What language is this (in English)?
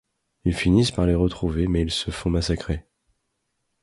French